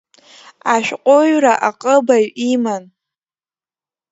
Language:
Abkhazian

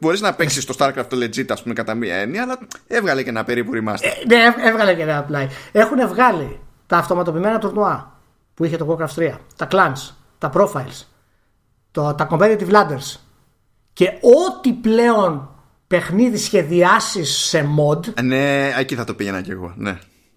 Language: Greek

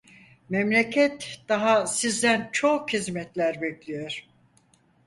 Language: Turkish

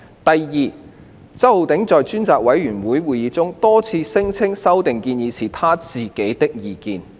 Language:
Cantonese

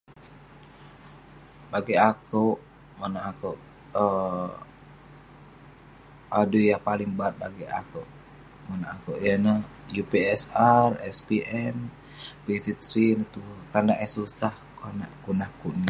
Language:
Western Penan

